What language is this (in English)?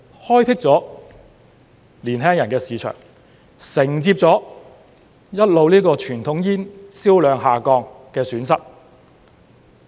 Cantonese